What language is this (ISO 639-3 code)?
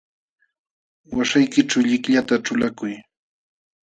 qxw